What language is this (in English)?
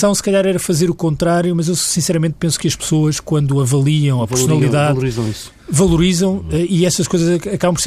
Portuguese